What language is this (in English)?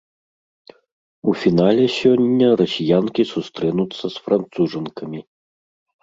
Belarusian